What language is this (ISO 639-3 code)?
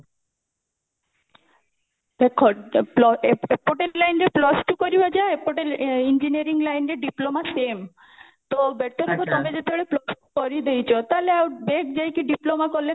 ori